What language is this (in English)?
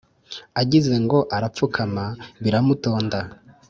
Kinyarwanda